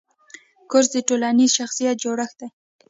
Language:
Pashto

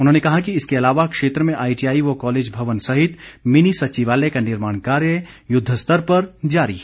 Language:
Hindi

